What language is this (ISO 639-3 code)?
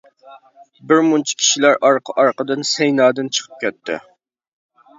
uig